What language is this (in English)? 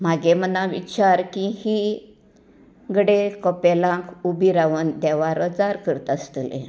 Konkani